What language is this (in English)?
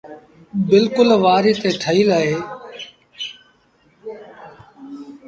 Sindhi Bhil